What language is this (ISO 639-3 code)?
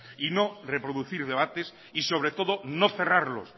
spa